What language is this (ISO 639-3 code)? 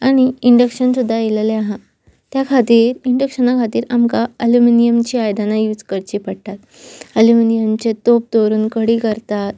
kok